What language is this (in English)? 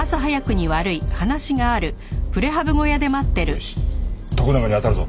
Japanese